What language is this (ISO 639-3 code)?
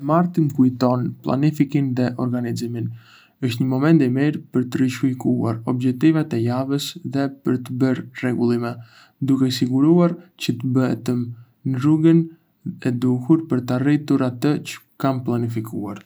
aae